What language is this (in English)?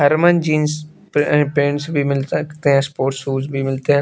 Hindi